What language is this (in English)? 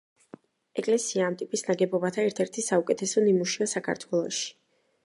Georgian